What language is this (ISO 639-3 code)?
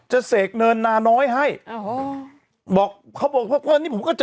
tha